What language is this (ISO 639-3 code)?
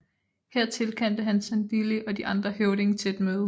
dan